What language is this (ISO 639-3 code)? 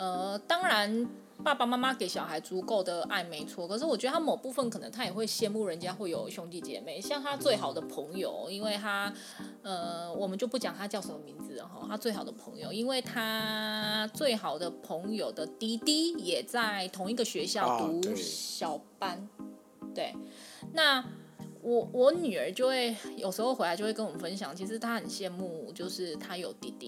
zho